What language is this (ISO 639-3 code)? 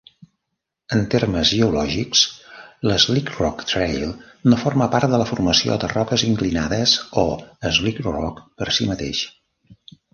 cat